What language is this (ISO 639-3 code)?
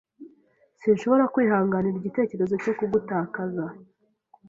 kin